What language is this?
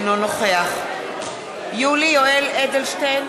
Hebrew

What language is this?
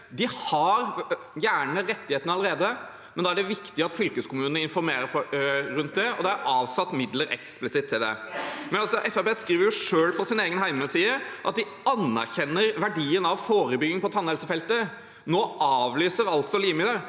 Norwegian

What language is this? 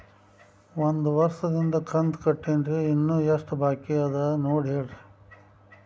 Kannada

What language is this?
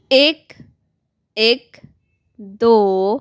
Punjabi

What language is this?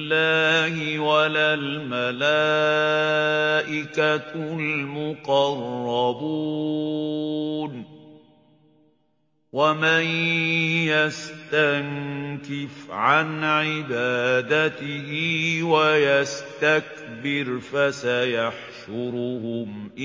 Arabic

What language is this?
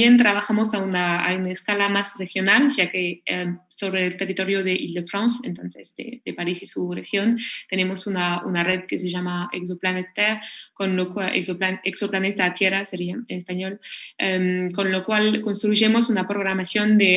Spanish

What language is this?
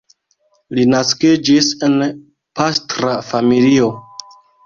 Esperanto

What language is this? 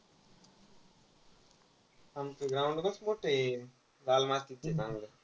Marathi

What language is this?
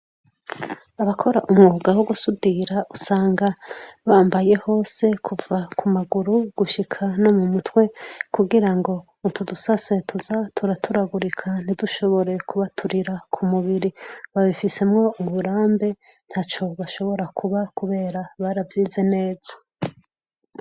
Rundi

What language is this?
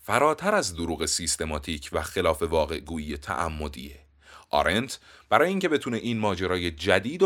Persian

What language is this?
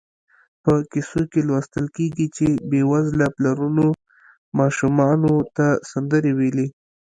Pashto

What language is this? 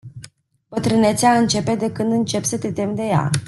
Romanian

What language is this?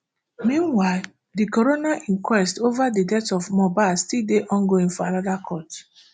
Nigerian Pidgin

